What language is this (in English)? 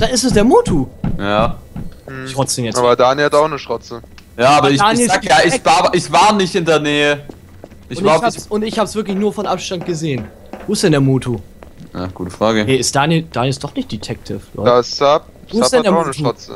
German